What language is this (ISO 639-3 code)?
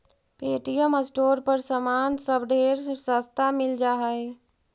mag